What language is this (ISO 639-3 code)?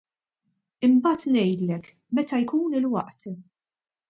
mlt